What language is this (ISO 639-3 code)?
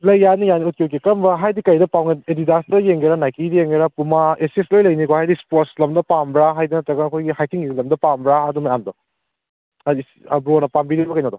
mni